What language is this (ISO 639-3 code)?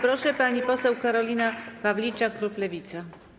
pol